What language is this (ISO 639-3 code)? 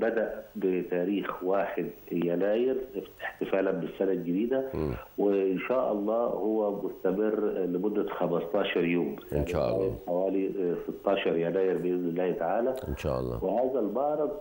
ara